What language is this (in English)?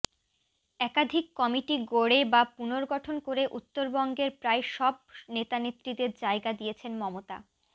Bangla